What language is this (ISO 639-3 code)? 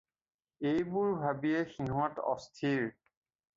asm